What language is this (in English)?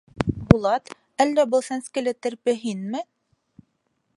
Bashkir